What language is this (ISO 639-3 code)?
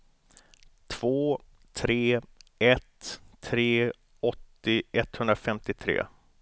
swe